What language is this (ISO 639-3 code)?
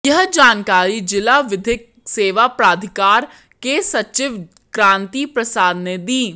hin